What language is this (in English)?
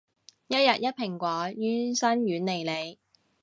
Cantonese